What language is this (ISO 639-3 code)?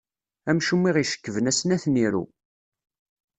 kab